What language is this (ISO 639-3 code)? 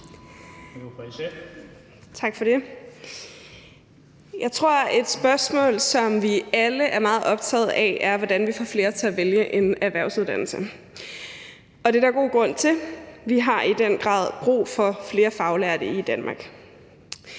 dan